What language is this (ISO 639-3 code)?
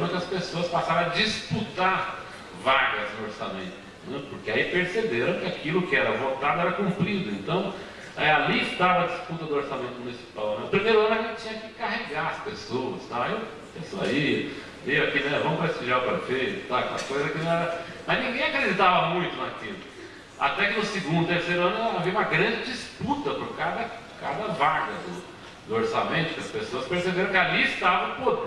por